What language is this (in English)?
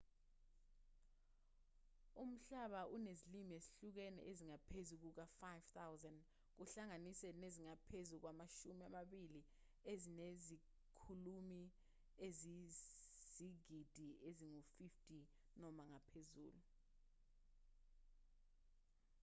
Zulu